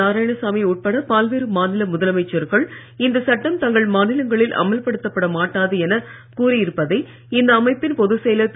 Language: Tamil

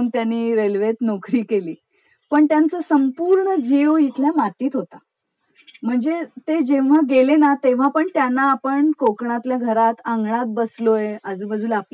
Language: Marathi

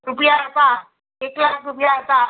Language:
Gujarati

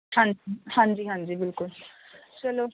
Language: Punjabi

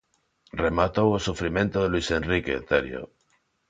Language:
Galician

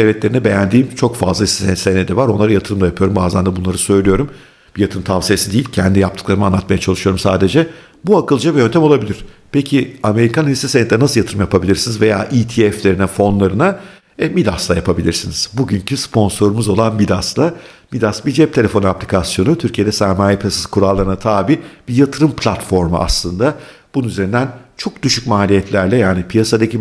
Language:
Turkish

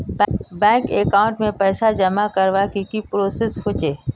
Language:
Magahi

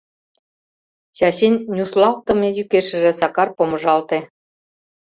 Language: Mari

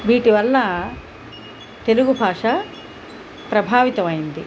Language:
Telugu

